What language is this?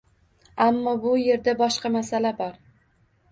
Uzbek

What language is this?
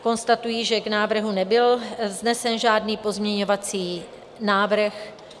Czech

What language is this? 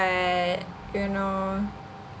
English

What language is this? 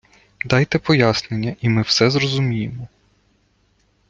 Ukrainian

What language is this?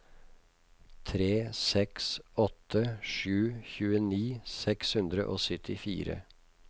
Norwegian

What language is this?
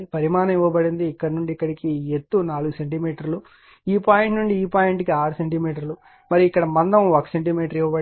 Telugu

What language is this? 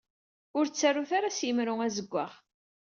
Kabyle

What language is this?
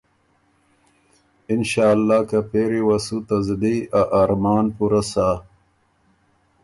Ormuri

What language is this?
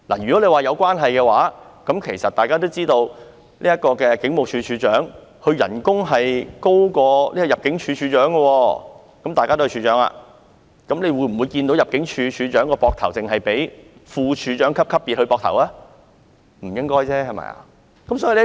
Cantonese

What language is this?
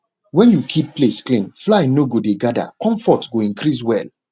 Nigerian Pidgin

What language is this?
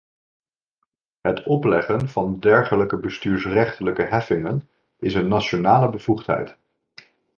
Dutch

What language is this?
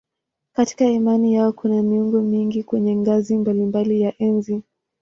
Swahili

